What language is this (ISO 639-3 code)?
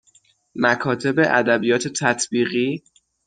fas